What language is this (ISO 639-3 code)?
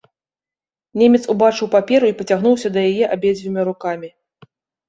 bel